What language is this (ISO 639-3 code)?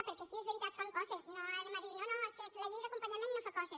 cat